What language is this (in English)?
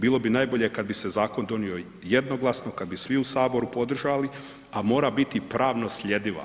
Croatian